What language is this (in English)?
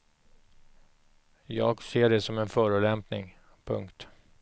Swedish